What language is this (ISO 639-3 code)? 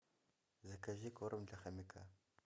rus